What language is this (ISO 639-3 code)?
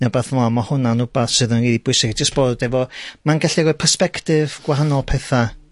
cym